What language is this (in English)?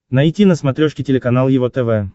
Russian